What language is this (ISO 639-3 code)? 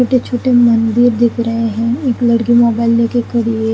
hin